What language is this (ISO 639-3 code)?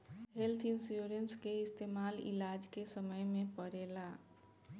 bho